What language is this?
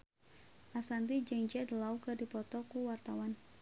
Sundanese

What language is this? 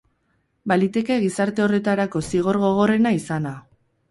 Basque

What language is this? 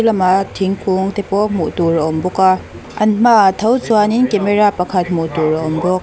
Mizo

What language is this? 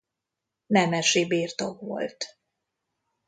Hungarian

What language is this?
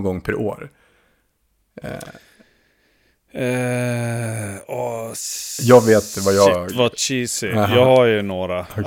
Swedish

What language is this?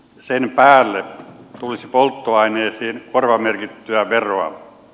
Finnish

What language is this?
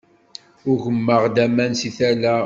Kabyle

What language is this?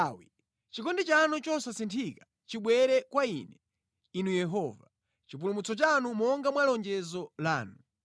Nyanja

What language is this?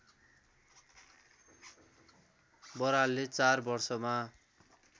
Nepali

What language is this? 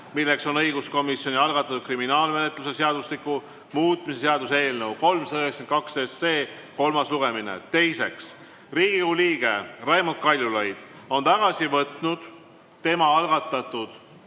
Estonian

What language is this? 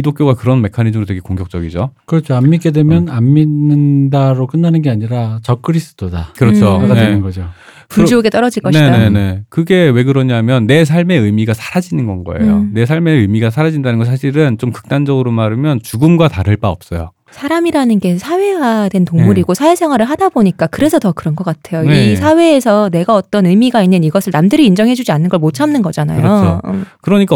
Korean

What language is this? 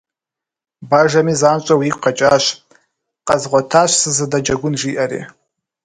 Kabardian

